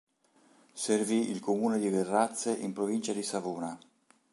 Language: Italian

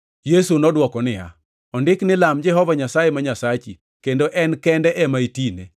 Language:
Luo (Kenya and Tanzania)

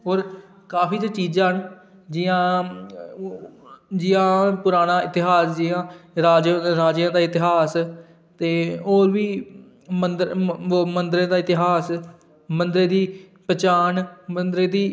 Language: Dogri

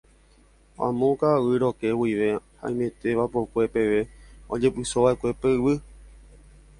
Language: Guarani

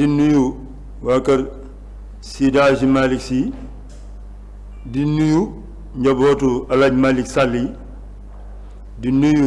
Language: Turkish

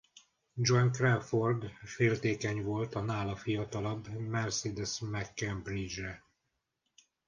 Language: Hungarian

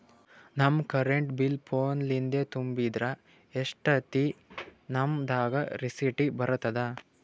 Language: Kannada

